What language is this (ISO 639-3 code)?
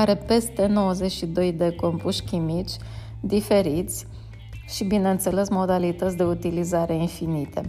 ron